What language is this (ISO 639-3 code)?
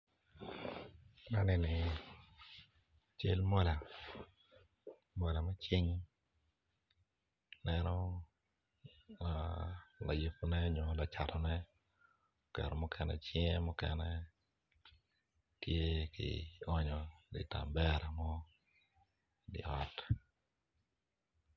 ach